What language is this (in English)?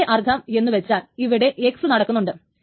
Malayalam